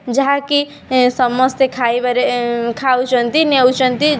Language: Odia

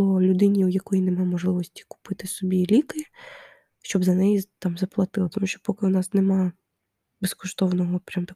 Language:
Ukrainian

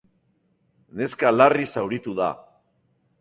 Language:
Basque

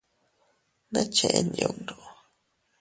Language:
Teutila Cuicatec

